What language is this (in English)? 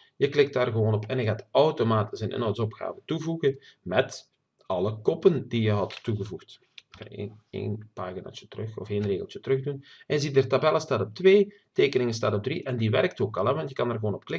Dutch